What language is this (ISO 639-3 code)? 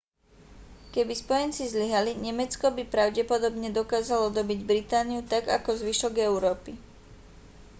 slk